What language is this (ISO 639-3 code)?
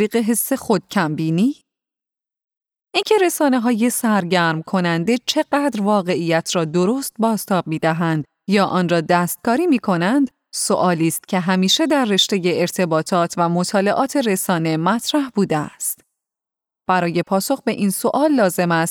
fas